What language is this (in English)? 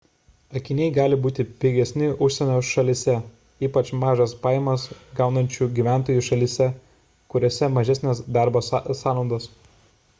Lithuanian